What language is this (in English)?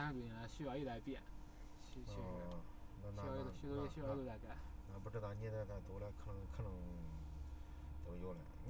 Chinese